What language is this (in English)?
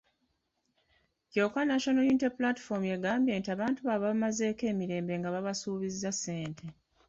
Ganda